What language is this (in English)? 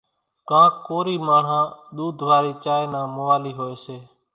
Kachi Koli